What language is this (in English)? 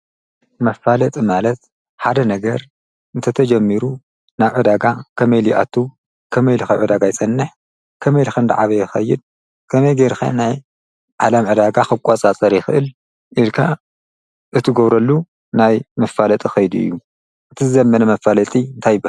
Tigrinya